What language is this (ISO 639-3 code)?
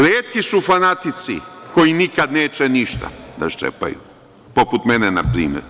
srp